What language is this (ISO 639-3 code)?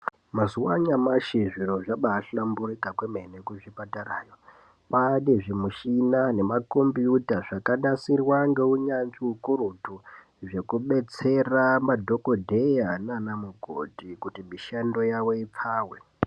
ndc